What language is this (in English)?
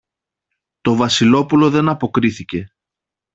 Greek